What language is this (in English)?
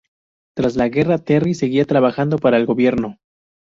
Spanish